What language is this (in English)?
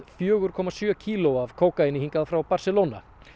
Icelandic